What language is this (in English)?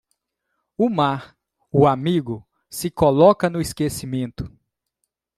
Portuguese